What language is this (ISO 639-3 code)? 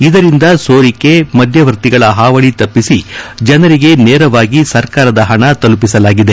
kan